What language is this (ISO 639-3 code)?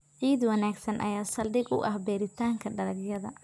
som